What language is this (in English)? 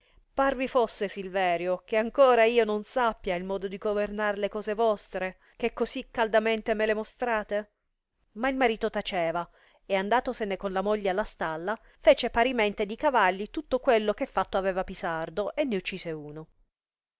Italian